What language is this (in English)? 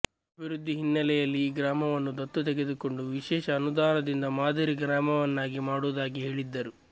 Kannada